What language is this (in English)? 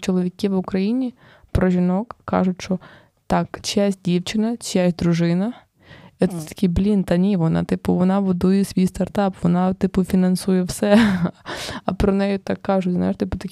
Ukrainian